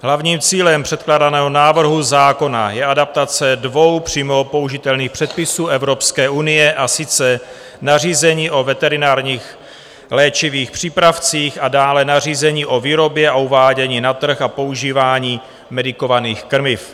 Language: Czech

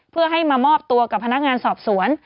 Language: Thai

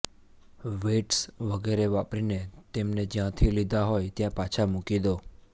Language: Gujarati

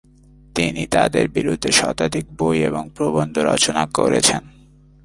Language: Bangla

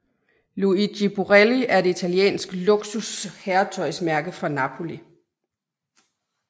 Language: Danish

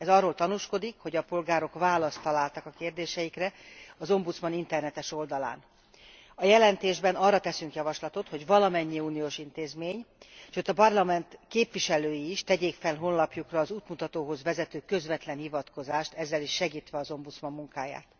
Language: Hungarian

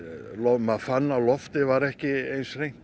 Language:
Icelandic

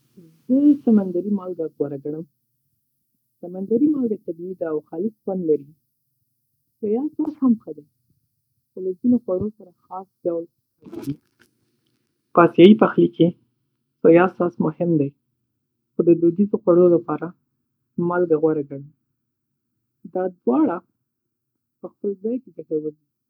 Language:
Pashto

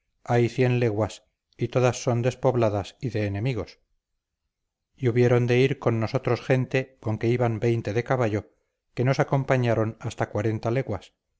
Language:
Spanish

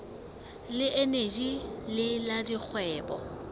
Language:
Southern Sotho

